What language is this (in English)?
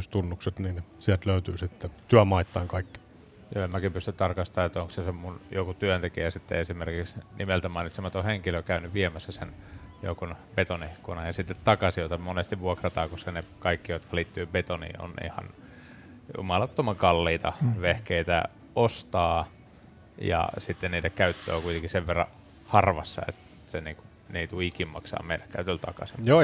Finnish